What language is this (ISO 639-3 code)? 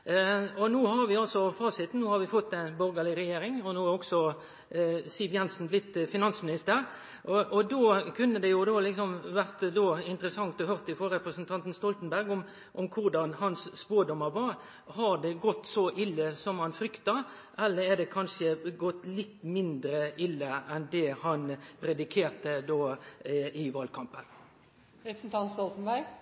nno